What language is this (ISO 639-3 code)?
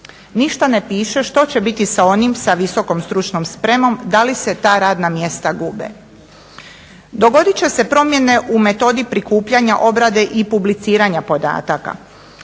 hrv